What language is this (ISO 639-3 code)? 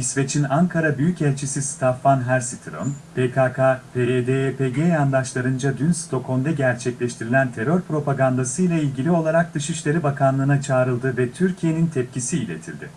tur